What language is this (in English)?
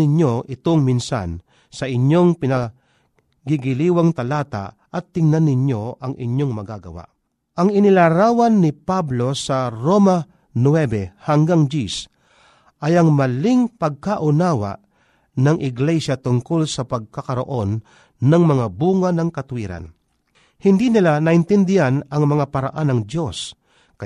Filipino